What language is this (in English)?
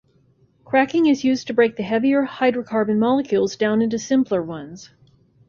English